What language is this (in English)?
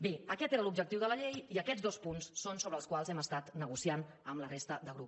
Catalan